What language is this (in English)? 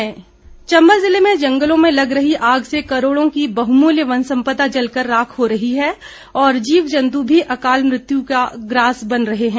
Hindi